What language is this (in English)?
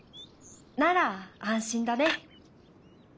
Japanese